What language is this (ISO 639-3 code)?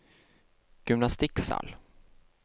nor